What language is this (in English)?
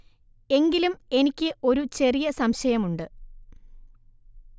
Malayalam